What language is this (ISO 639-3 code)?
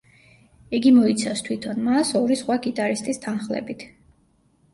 kat